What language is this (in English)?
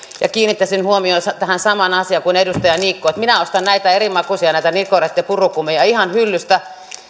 Finnish